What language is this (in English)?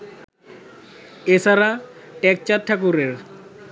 Bangla